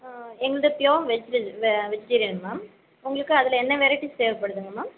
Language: Tamil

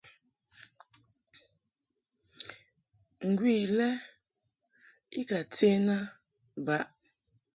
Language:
Mungaka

